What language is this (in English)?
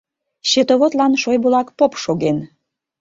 Mari